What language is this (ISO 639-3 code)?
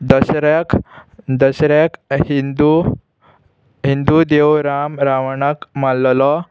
kok